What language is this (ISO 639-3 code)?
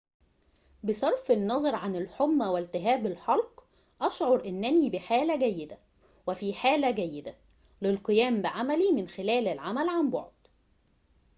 ara